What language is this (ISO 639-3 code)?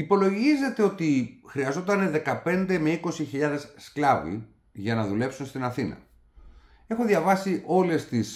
ell